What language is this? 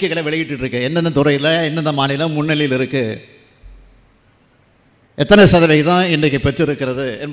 Arabic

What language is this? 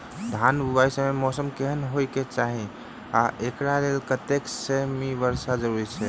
Maithili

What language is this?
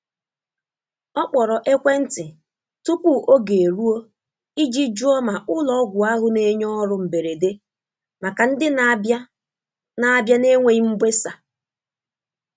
Igbo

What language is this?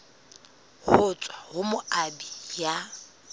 Southern Sotho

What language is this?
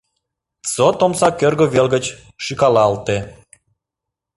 Mari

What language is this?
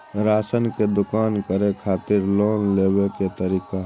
Maithili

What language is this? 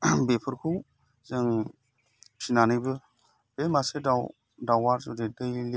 Bodo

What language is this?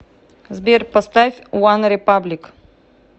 Russian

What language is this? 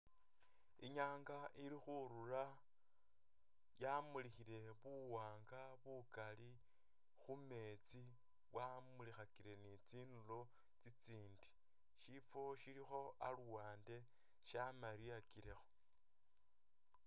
Masaaba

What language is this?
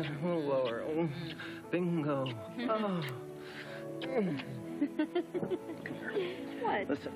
English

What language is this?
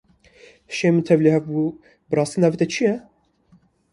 Kurdish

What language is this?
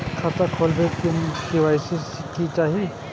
Maithili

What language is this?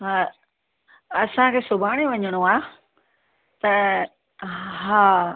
Sindhi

